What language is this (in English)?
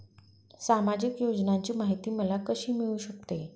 Marathi